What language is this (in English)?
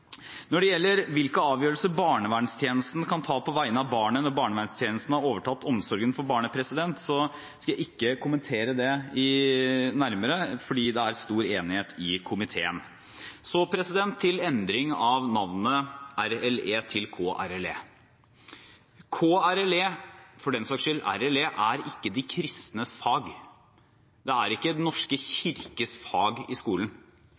Norwegian Bokmål